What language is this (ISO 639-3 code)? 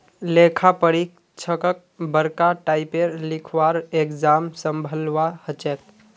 mag